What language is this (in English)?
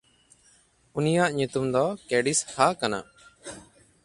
Santali